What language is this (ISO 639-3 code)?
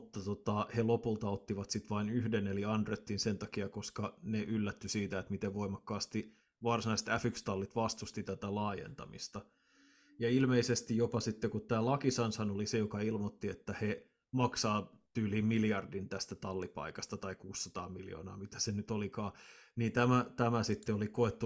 fin